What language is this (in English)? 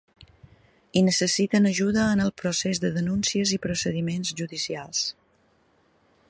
Catalan